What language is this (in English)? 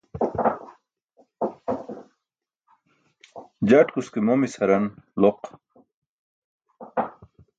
Burushaski